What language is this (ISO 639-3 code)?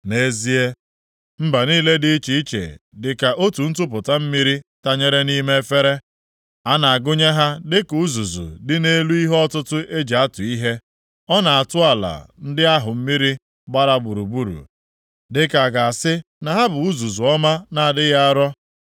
ibo